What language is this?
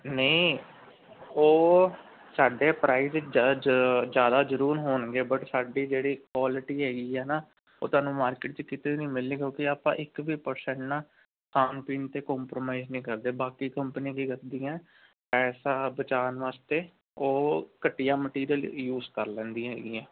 Punjabi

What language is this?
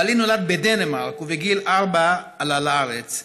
Hebrew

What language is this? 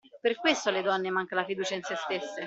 Italian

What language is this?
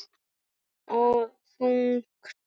Icelandic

